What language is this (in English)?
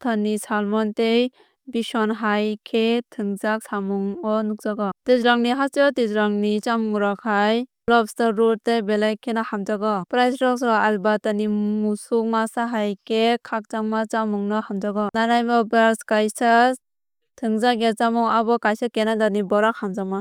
Kok Borok